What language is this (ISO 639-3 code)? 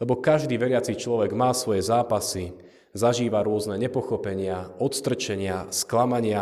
slk